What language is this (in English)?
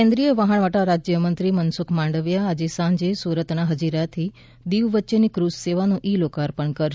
Gujarati